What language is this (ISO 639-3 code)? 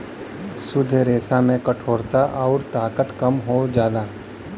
bho